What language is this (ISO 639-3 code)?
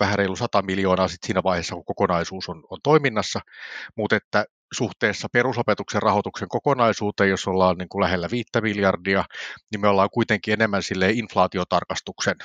fin